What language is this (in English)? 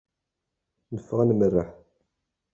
Kabyle